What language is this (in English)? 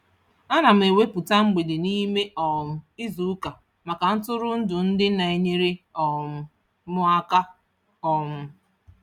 Igbo